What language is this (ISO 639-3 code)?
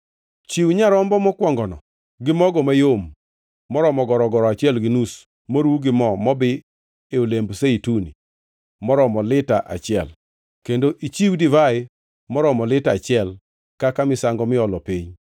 luo